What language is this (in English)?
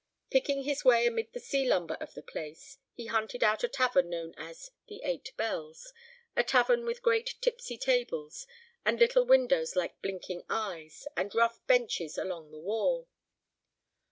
English